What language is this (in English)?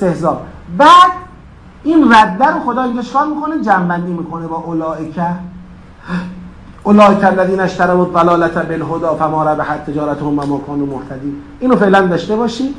Persian